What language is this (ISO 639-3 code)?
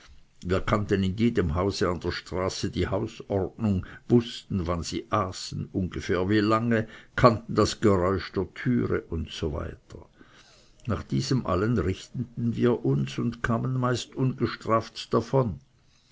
deu